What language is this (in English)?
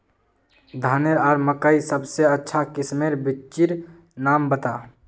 Magahi